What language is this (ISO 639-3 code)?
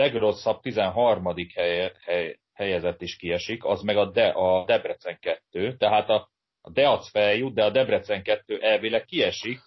hun